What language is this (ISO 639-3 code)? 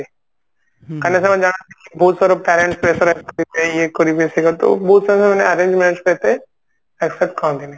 ori